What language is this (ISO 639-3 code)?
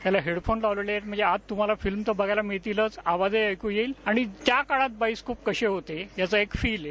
mar